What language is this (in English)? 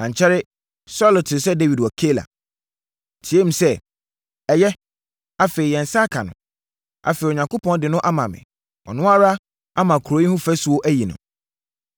Akan